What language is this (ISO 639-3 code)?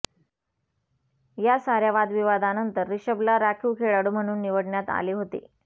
mar